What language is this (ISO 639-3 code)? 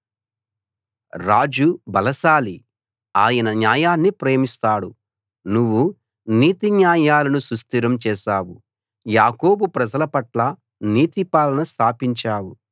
tel